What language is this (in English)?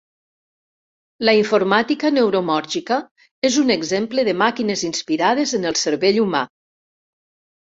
Catalan